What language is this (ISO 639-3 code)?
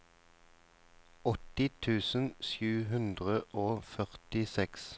nor